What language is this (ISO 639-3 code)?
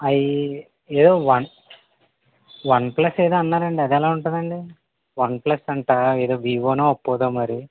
tel